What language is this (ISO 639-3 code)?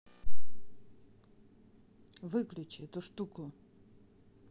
rus